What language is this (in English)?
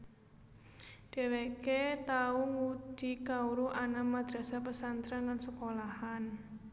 Javanese